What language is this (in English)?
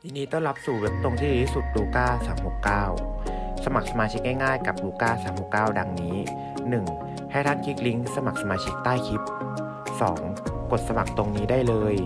Thai